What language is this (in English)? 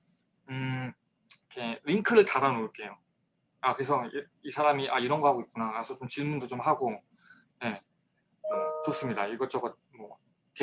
Korean